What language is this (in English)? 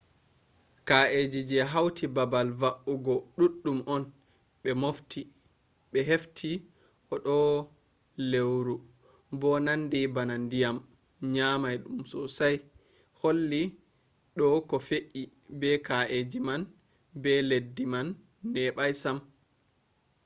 Fula